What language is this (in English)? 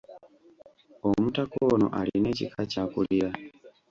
Ganda